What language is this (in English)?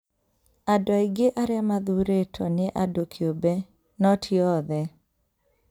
Kikuyu